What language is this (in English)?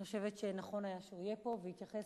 Hebrew